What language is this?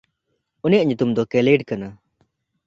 Santali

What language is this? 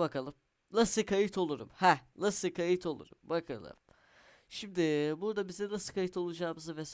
Turkish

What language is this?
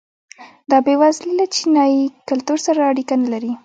Pashto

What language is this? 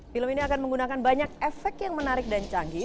Indonesian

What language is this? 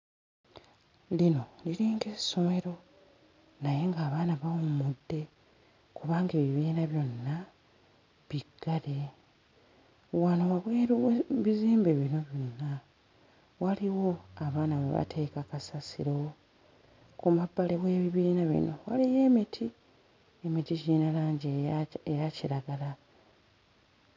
Ganda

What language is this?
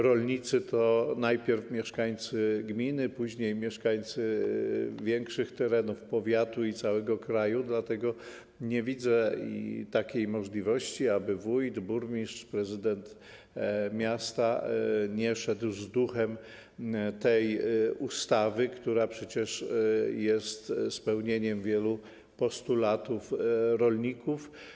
Polish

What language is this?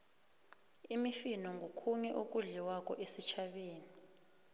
South Ndebele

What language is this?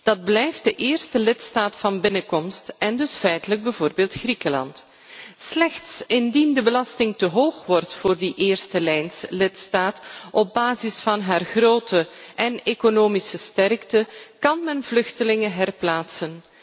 Dutch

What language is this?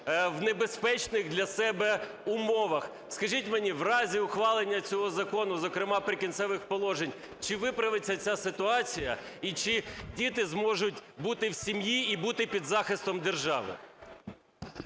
Ukrainian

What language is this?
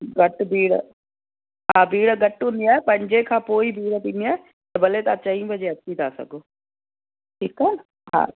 Sindhi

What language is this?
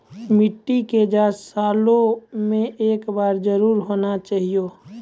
Maithili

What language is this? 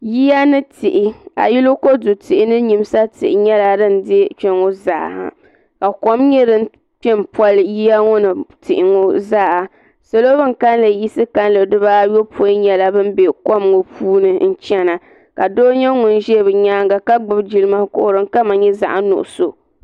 Dagbani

